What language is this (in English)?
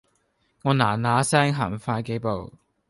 Cantonese